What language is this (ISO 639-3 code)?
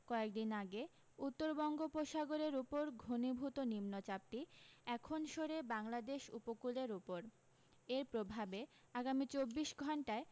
ben